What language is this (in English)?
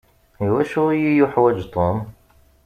Kabyle